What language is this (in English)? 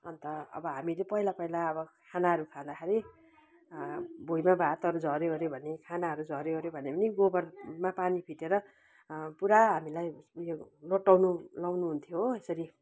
Nepali